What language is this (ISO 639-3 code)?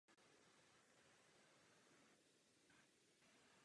ces